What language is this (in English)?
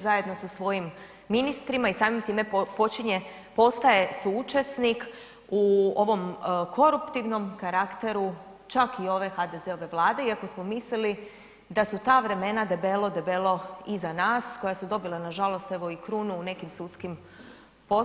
Croatian